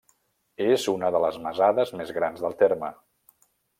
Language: Catalan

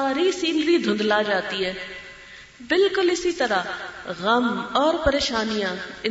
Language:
Urdu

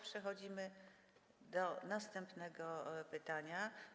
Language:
Polish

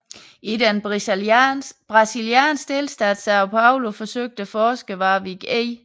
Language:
Danish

